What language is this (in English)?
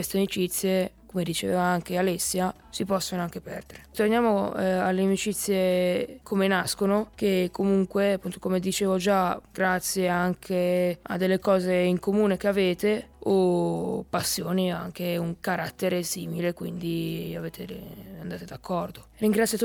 Italian